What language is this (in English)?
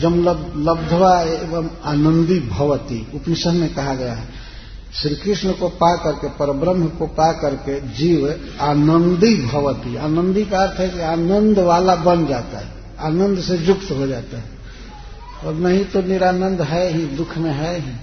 Hindi